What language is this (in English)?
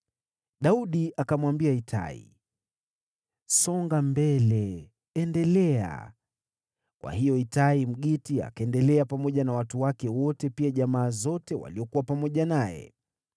Swahili